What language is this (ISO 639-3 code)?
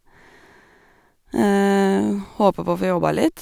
nor